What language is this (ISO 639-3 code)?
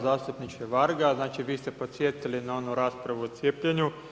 hrv